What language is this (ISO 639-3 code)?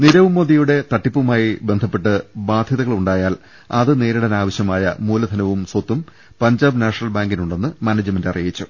mal